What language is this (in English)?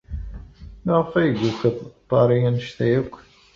Kabyle